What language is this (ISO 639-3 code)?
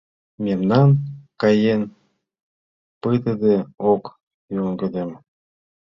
chm